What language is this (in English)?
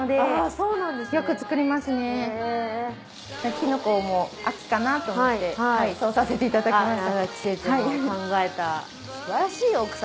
Japanese